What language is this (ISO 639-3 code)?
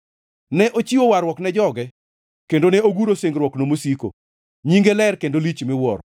luo